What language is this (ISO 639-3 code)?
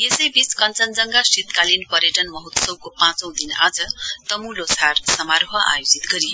nep